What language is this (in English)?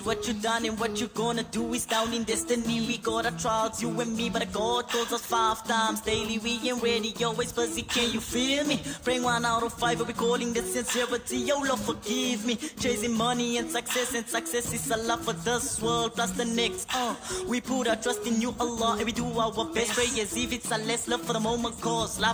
Malay